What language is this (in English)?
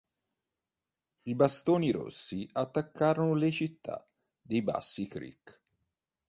Italian